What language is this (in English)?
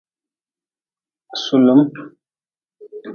Nawdm